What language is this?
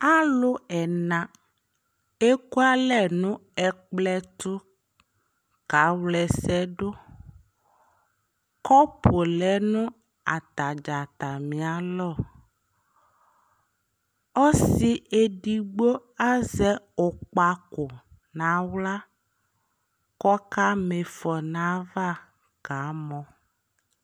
Ikposo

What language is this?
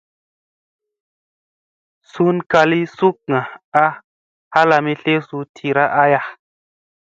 Musey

